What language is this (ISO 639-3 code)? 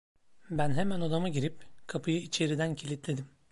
tur